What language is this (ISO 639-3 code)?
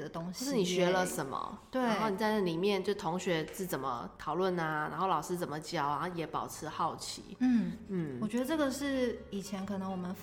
zho